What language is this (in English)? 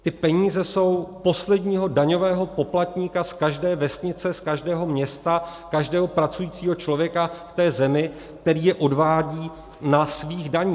Czech